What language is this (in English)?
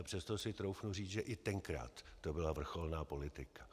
Czech